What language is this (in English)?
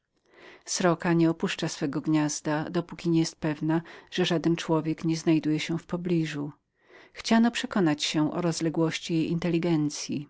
Polish